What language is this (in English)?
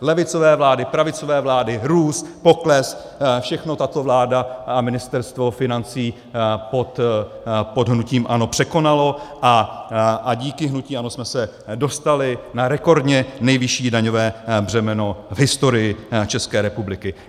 Czech